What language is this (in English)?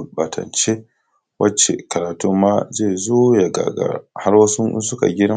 Hausa